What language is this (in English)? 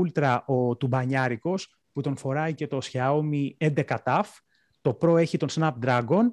Greek